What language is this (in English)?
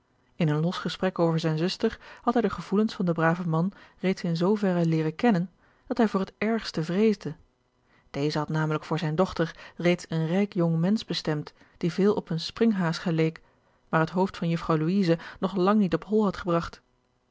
Dutch